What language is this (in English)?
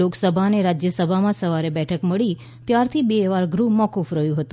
Gujarati